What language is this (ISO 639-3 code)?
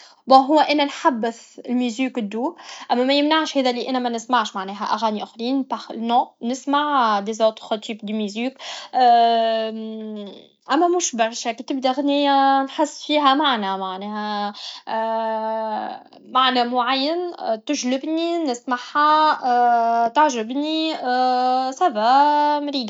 aeb